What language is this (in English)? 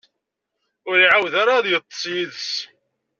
Kabyle